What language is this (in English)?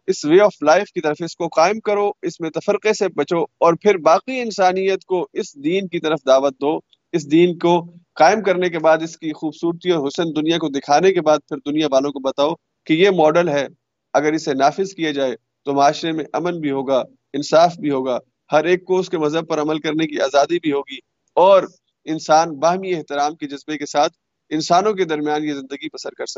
Urdu